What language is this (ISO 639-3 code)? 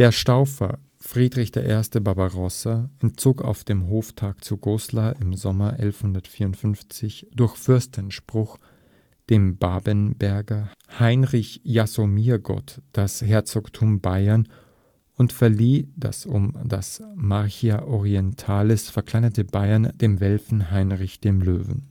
deu